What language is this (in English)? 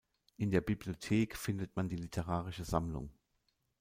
German